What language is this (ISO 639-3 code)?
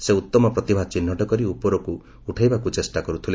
ori